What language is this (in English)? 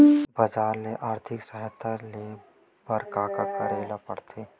Chhattisgarhi